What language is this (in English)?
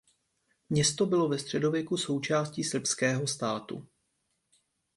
Czech